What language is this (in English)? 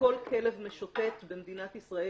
Hebrew